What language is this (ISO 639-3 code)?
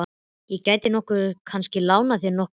isl